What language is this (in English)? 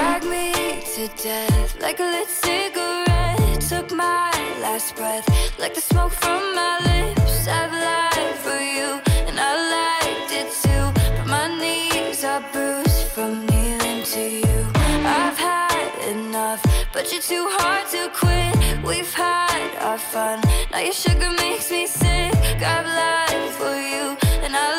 Swedish